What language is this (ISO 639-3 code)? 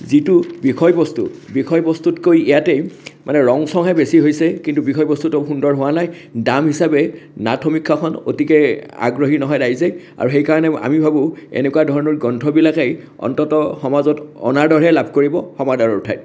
asm